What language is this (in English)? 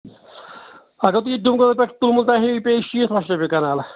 Kashmiri